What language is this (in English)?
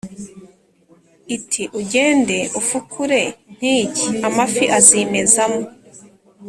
Kinyarwanda